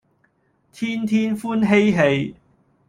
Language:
Cantonese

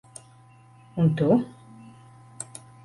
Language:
Latvian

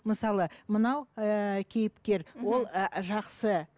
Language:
Kazakh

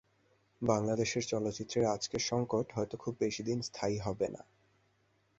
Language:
Bangla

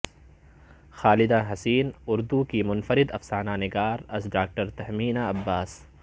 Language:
Urdu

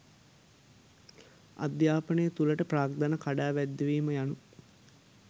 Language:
Sinhala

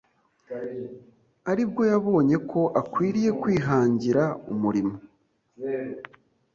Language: Kinyarwanda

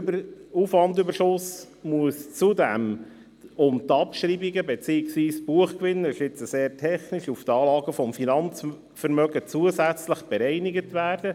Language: Swiss German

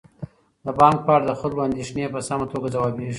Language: Pashto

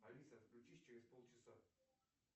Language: Russian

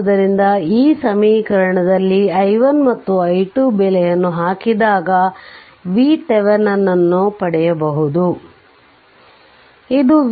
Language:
Kannada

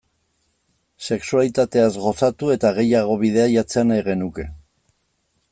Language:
Basque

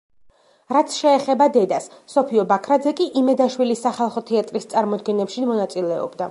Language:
Georgian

